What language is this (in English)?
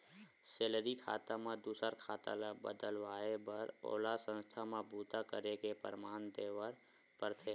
Chhattisgarhi